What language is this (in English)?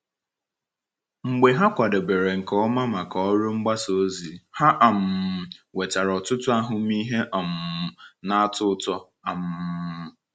Igbo